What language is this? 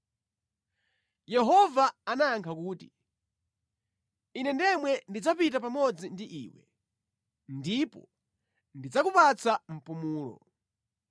Nyanja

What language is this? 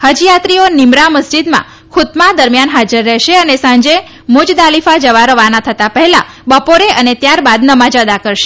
Gujarati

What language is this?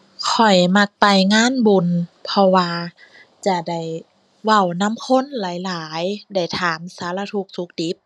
Thai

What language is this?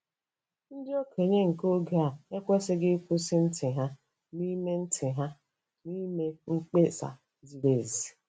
Igbo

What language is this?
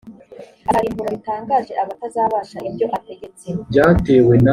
Kinyarwanda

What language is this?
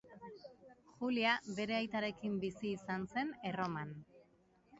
Basque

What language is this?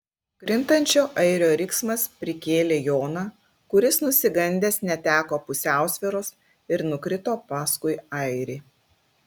Lithuanian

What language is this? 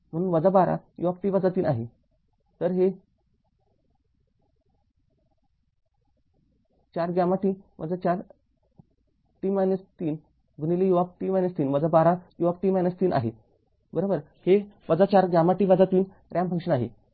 Marathi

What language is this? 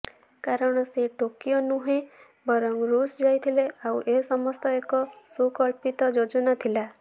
Odia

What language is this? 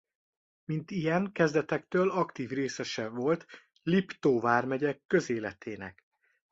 Hungarian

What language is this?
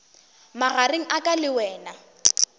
Northern Sotho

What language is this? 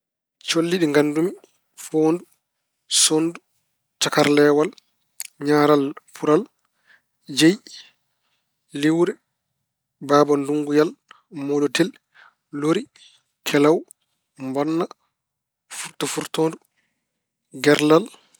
Fula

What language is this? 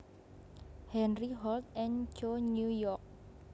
Javanese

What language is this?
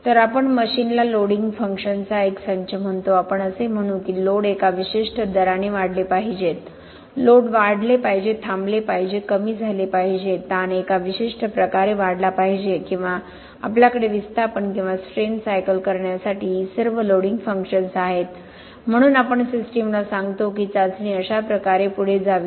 Marathi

